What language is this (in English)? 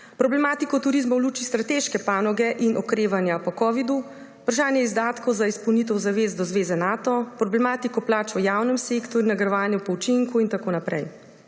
Slovenian